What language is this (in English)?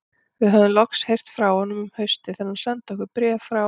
Icelandic